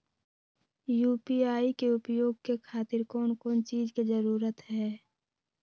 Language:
Magahi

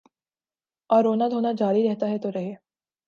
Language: Urdu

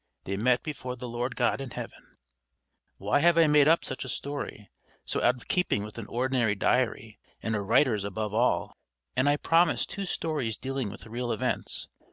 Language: English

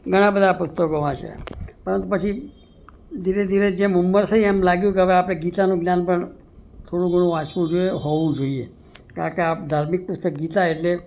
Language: Gujarati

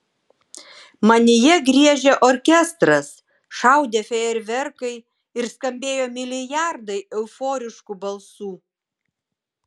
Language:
Lithuanian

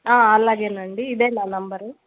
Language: Telugu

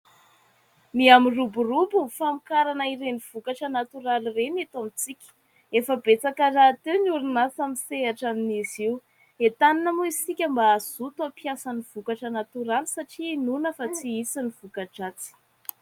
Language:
Malagasy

